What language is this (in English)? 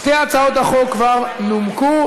Hebrew